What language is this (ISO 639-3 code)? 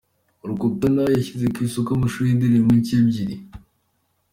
kin